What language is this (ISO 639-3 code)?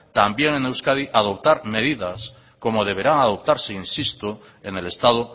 spa